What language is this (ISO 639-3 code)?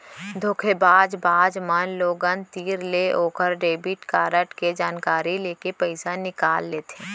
hne